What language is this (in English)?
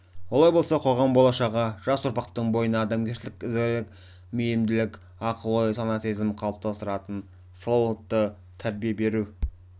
Kazakh